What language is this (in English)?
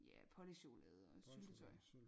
Danish